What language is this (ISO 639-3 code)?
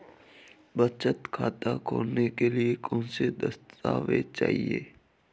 hin